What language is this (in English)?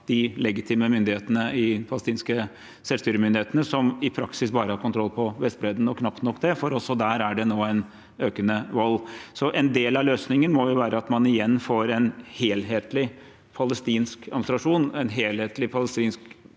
Norwegian